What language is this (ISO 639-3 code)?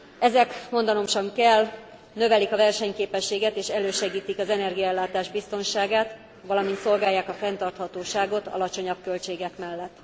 hun